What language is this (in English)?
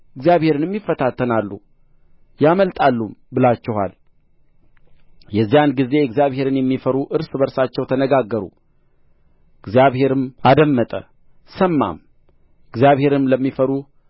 Amharic